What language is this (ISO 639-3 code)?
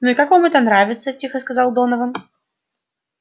rus